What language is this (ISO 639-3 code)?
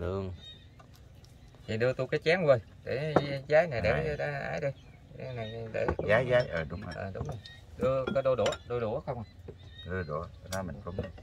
vie